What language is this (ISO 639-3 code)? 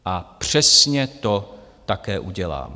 ces